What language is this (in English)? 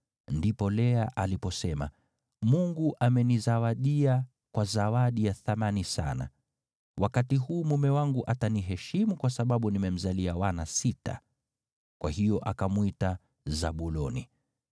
Swahili